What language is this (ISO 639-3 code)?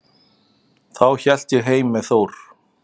isl